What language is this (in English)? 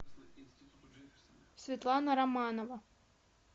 Russian